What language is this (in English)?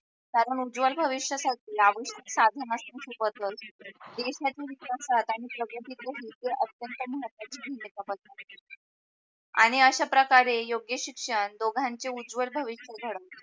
Marathi